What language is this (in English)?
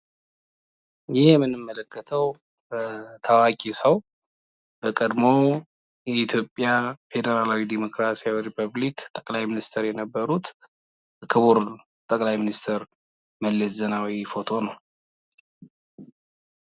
Amharic